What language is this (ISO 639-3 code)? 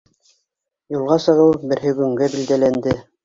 bak